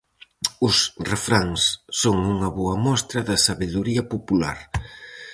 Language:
Galician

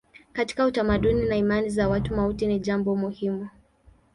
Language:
Swahili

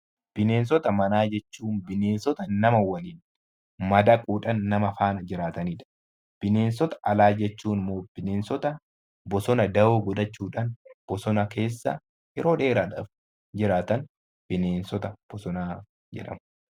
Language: Oromo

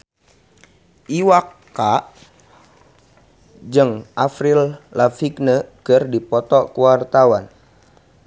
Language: Sundanese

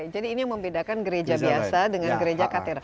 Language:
Indonesian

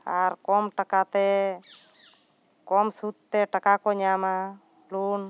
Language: Santali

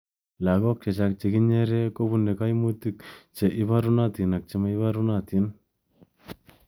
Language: Kalenjin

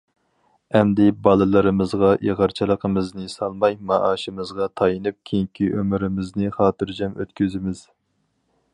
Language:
Uyghur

